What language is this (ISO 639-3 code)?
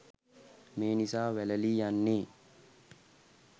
sin